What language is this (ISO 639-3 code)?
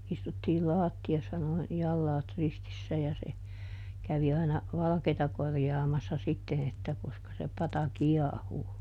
fin